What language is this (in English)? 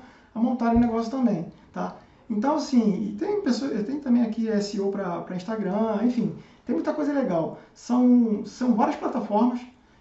Portuguese